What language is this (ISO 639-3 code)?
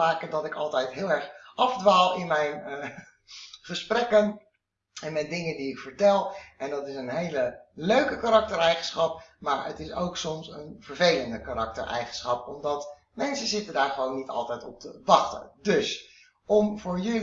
nld